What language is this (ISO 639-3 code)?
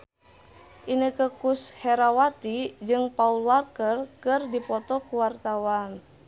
sun